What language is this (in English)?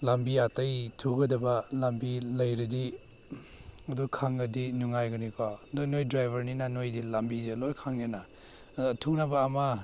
Manipuri